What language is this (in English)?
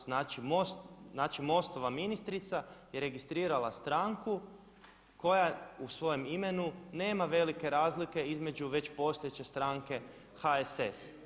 Croatian